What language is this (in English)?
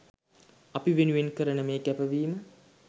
Sinhala